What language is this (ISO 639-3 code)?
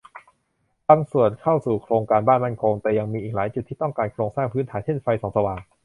tha